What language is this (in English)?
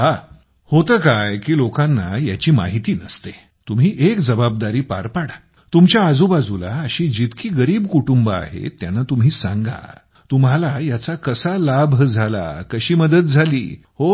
Marathi